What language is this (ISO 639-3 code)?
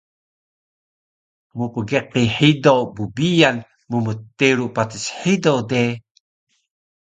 trv